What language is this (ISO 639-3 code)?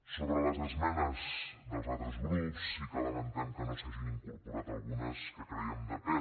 cat